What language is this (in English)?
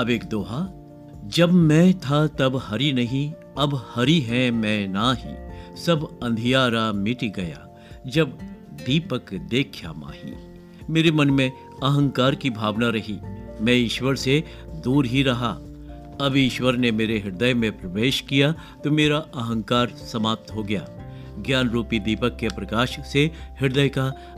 Hindi